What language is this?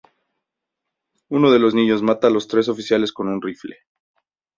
Spanish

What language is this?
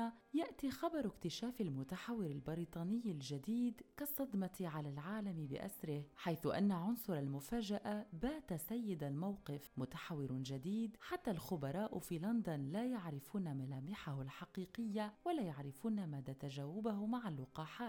Arabic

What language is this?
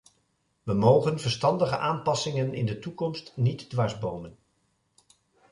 Dutch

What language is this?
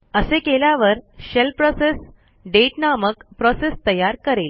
Marathi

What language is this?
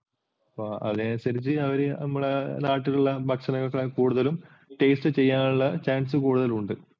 Malayalam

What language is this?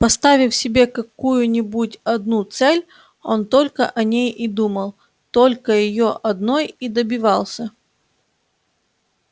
Russian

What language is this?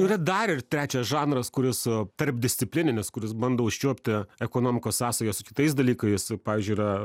Lithuanian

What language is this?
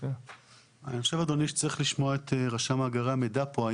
Hebrew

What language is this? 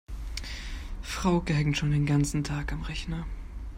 German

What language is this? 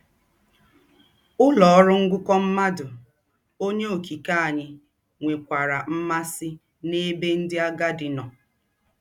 Igbo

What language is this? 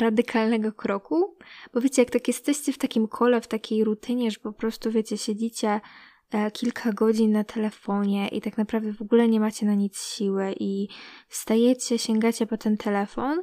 Polish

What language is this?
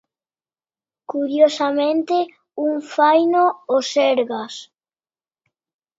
Galician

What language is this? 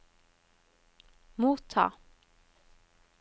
Norwegian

